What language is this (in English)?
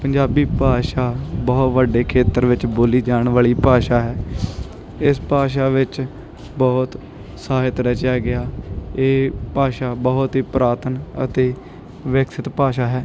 Punjabi